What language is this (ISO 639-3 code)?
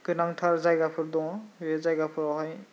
brx